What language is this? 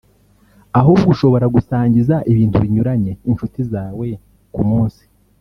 Kinyarwanda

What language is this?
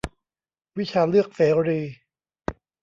Thai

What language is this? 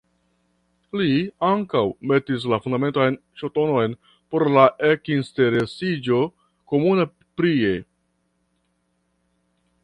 Esperanto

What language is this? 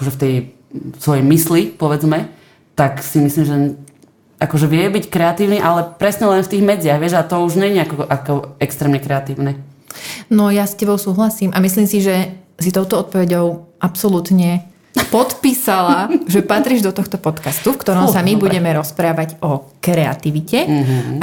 Slovak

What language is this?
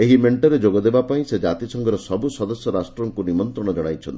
Odia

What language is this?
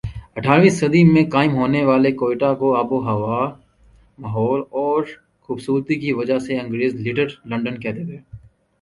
Urdu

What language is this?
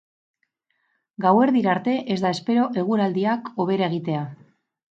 Basque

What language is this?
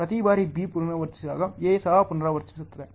Kannada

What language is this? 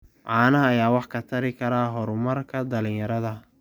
Somali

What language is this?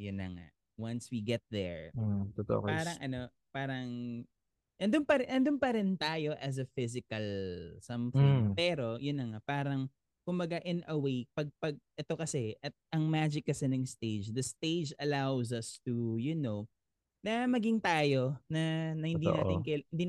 Filipino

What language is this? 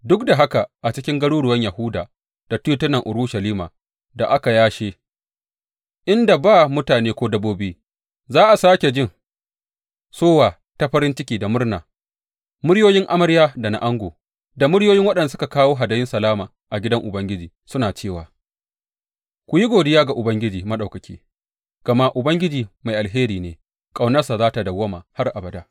Hausa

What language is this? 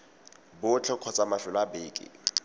Tswana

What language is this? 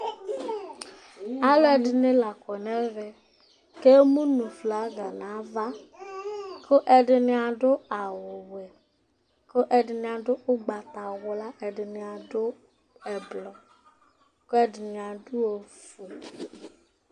Ikposo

